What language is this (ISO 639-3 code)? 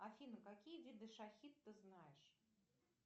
rus